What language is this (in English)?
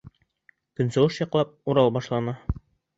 Bashkir